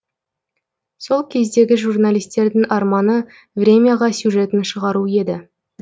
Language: Kazakh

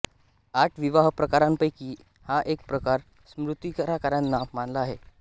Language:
Marathi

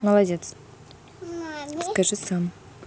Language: Russian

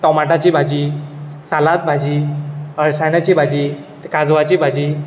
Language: Konkani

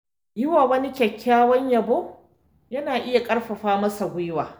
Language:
Hausa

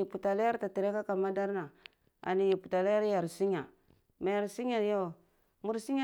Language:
Cibak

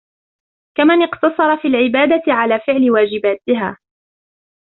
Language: Arabic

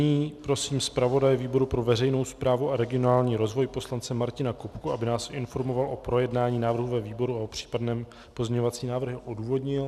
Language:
Czech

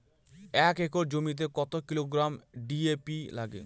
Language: Bangla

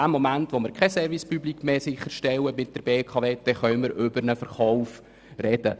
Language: Swiss German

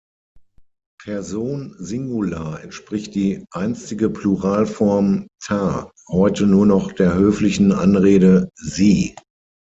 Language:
German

